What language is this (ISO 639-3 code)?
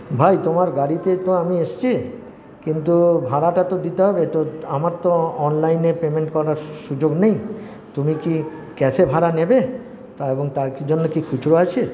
ben